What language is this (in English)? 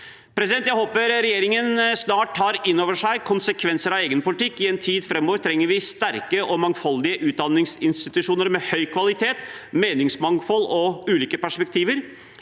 Norwegian